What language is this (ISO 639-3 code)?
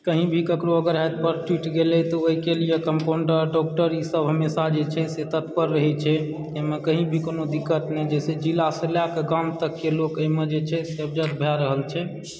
mai